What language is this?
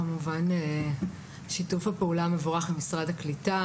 Hebrew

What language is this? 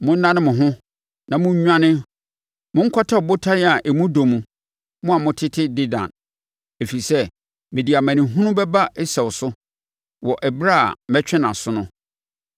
Akan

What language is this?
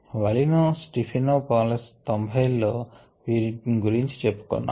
Telugu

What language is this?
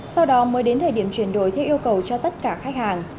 Vietnamese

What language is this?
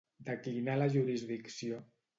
Catalan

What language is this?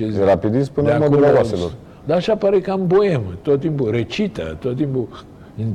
Romanian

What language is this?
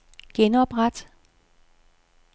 Danish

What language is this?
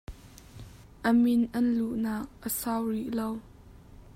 Hakha Chin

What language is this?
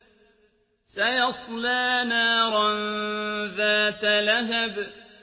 Arabic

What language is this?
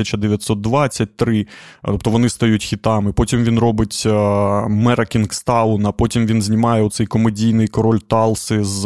Ukrainian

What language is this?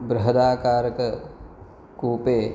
Sanskrit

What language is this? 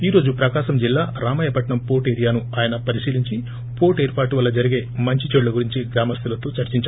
Telugu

